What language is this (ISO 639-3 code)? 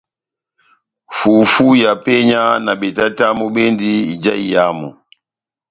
bnm